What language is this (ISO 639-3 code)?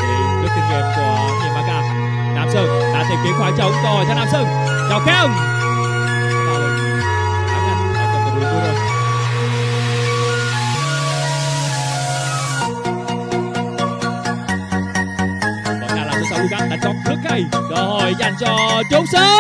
vie